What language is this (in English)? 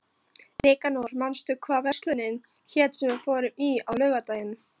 Icelandic